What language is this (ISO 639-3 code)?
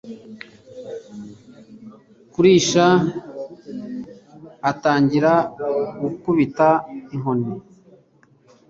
kin